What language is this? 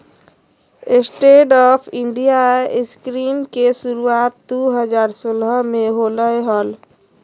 Magahi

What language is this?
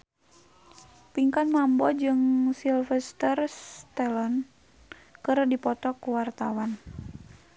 Sundanese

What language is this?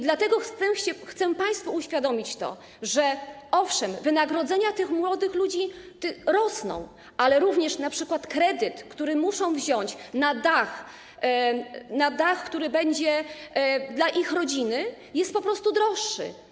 Polish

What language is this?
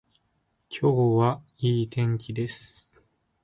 Japanese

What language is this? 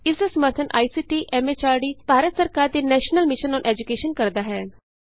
Punjabi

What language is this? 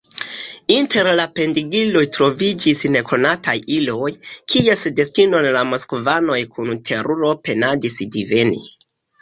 Esperanto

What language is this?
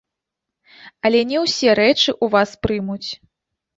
Belarusian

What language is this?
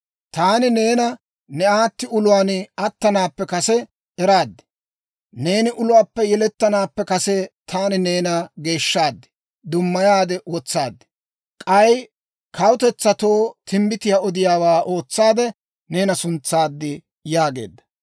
Dawro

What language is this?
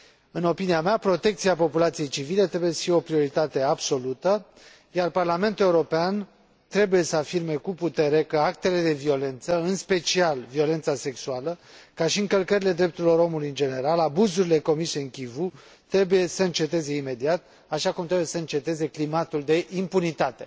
Romanian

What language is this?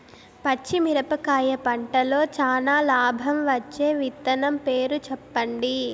Telugu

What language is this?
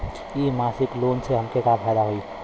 Bhojpuri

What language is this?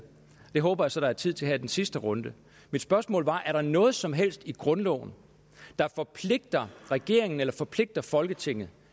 Danish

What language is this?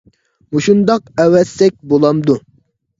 Uyghur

